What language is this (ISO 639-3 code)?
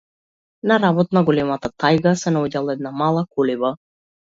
mkd